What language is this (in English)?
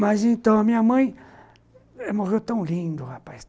Portuguese